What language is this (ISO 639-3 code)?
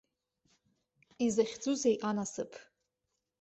abk